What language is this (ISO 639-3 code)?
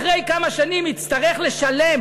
heb